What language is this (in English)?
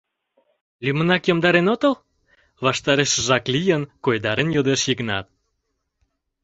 Mari